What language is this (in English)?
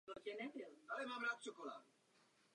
Czech